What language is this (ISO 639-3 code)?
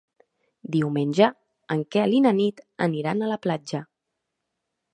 cat